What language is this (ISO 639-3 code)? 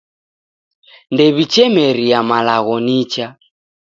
dav